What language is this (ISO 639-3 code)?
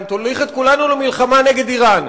heb